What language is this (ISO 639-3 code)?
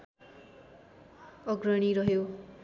nep